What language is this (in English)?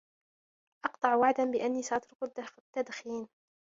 Arabic